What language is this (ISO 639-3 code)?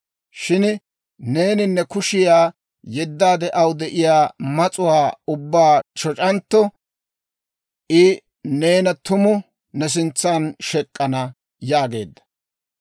dwr